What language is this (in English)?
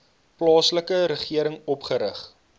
Afrikaans